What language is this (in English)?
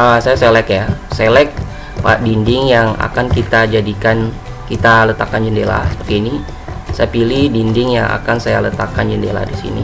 Indonesian